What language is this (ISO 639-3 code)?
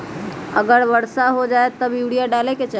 mag